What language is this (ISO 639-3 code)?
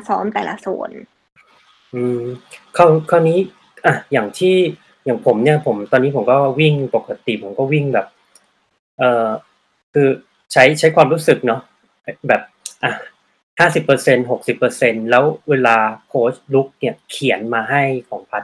tha